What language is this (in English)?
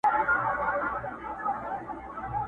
Pashto